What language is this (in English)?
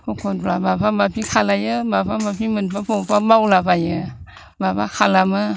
Bodo